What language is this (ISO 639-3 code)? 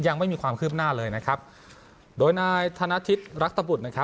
tha